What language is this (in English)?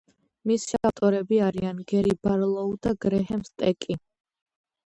Georgian